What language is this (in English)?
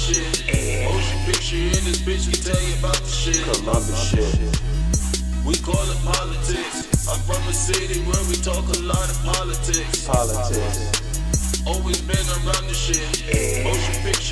English